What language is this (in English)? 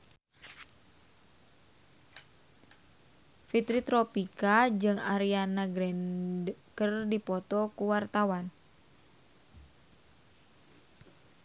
Sundanese